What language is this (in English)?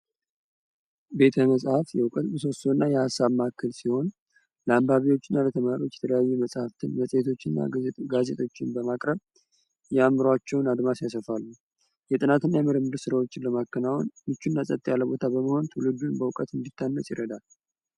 Amharic